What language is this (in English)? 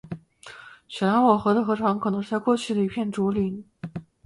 Chinese